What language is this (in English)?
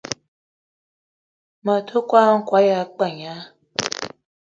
Eton (Cameroon)